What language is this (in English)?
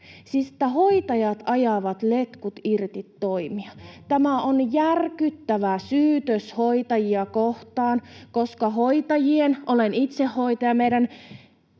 Finnish